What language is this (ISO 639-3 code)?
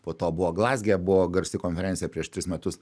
lit